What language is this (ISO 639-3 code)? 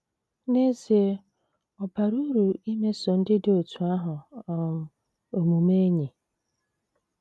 ibo